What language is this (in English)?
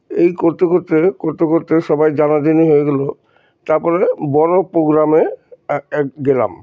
Bangla